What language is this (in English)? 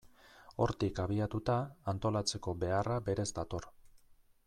Basque